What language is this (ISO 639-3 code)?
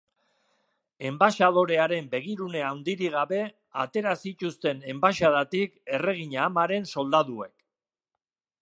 eus